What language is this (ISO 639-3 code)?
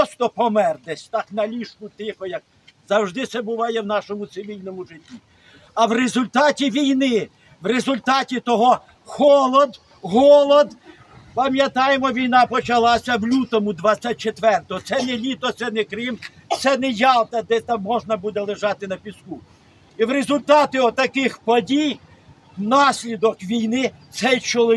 ukr